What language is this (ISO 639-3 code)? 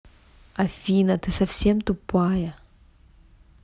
rus